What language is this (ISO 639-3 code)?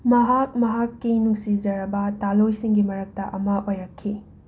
mni